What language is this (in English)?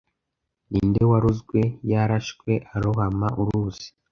Kinyarwanda